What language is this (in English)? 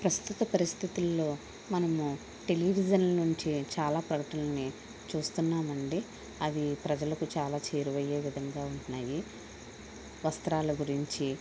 Telugu